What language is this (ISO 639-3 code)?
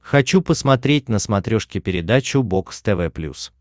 rus